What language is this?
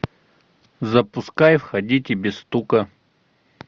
Russian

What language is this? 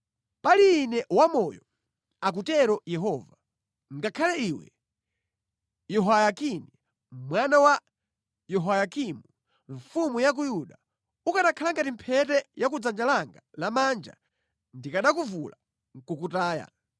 Nyanja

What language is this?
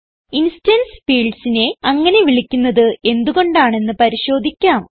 Malayalam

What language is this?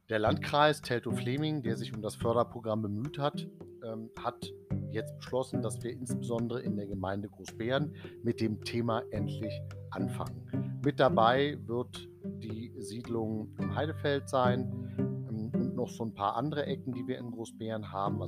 German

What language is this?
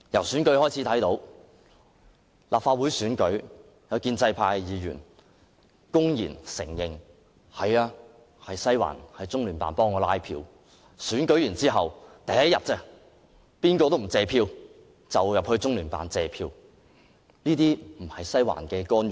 Cantonese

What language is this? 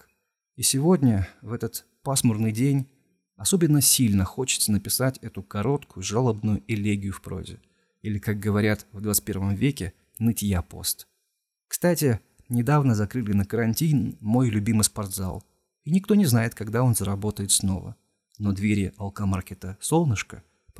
Russian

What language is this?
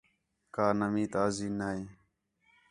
Khetrani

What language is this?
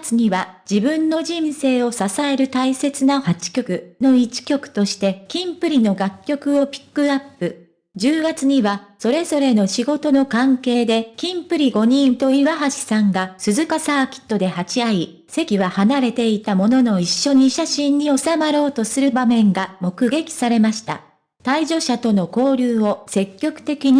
Japanese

